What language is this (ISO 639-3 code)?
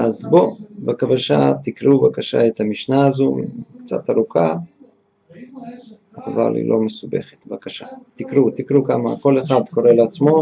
heb